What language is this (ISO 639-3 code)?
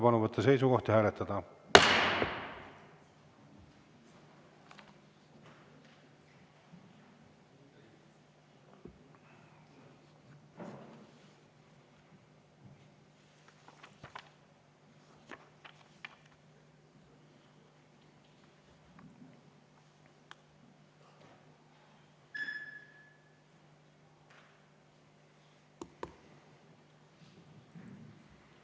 est